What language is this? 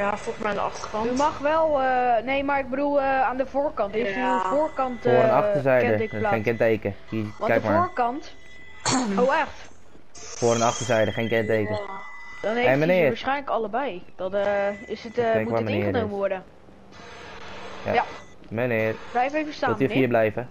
Dutch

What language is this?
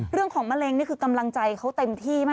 Thai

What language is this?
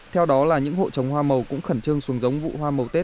Vietnamese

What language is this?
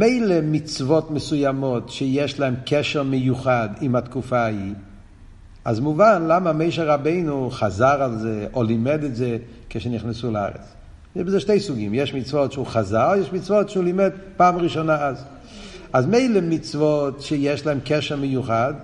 Hebrew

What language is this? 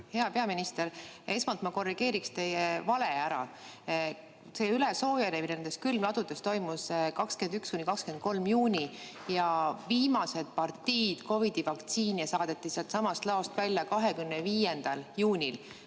Estonian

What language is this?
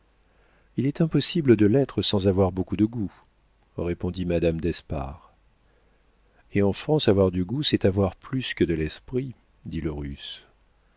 French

